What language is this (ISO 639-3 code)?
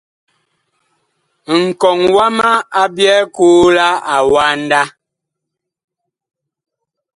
bkh